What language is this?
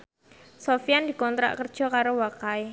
Javanese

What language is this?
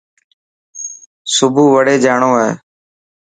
Dhatki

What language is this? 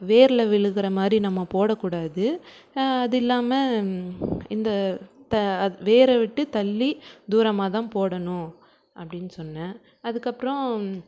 Tamil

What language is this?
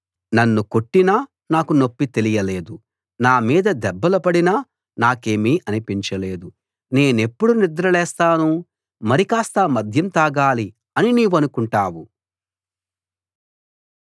Telugu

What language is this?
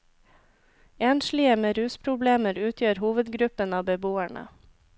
Norwegian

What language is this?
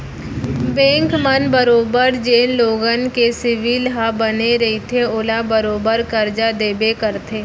Chhattisgarhi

